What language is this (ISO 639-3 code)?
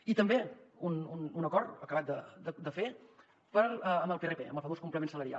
cat